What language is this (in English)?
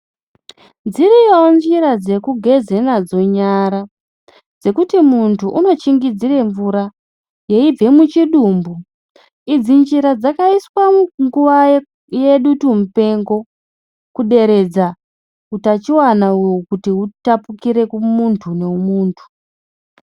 Ndau